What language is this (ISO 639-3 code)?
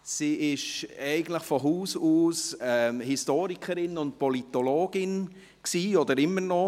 gsw